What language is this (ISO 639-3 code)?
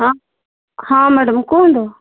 ori